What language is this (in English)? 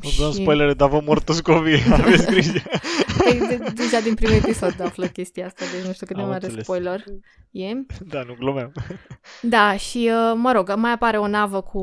Romanian